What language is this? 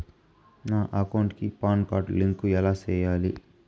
Telugu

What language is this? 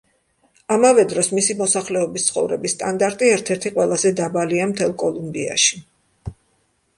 Georgian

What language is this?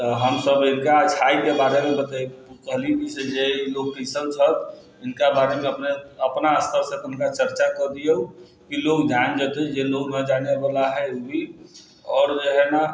Maithili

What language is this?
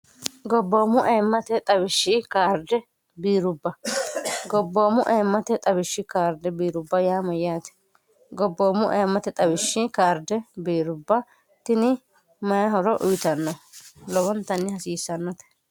Sidamo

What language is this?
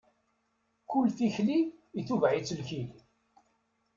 Kabyle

